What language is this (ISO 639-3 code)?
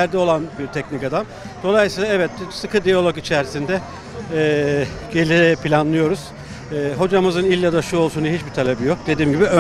tur